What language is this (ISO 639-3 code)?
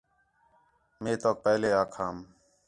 xhe